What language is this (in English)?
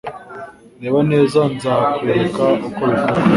Kinyarwanda